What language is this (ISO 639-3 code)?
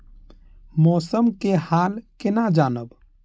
mai